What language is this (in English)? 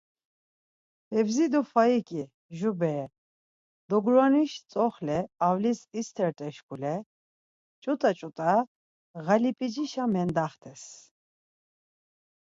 Laz